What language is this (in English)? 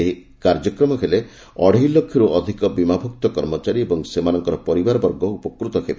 Odia